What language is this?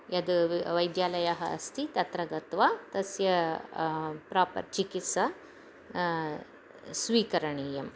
Sanskrit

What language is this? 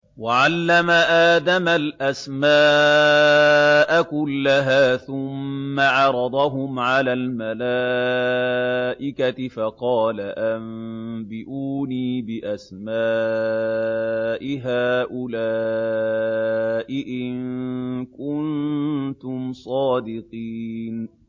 Arabic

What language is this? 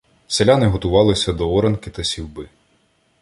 Ukrainian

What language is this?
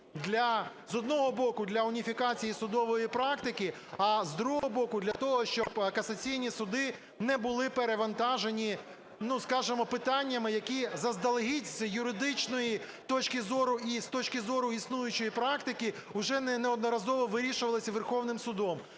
Ukrainian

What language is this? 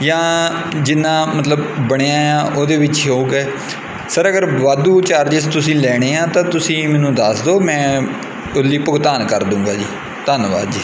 Punjabi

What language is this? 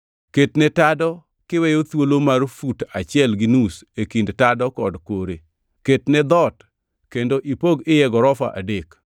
Luo (Kenya and Tanzania)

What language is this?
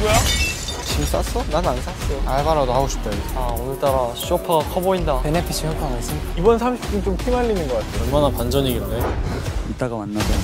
Korean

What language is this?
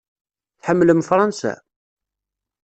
Kabyle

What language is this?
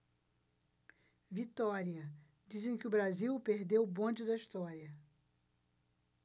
Portuguese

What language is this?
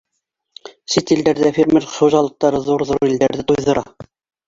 Bashkir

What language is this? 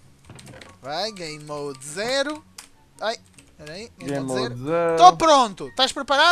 Portuguese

